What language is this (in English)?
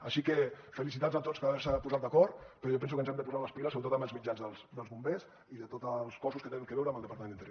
Catalan